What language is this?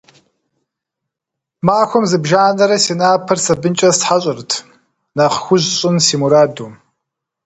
Kabardian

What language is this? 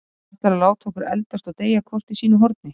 Icelandic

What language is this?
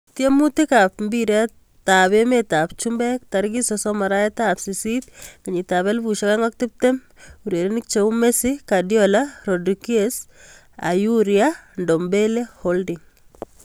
Kalenjin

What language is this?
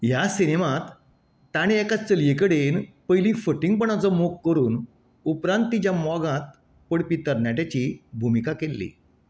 Konkani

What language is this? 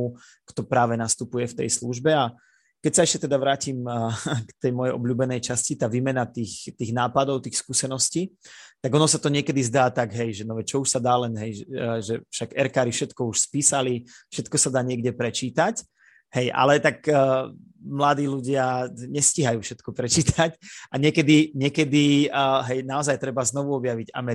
Slovak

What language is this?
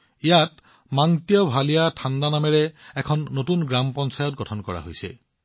Assamese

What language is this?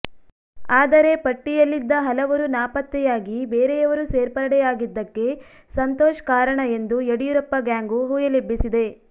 Kannada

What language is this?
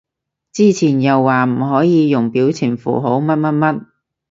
Cantonese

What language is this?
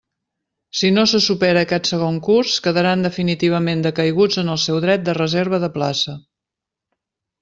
Catalan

